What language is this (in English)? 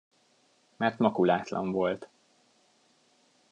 Hungarian